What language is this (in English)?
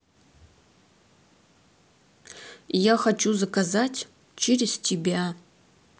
Russian